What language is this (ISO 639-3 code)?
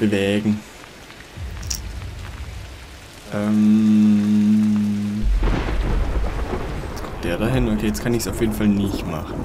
deu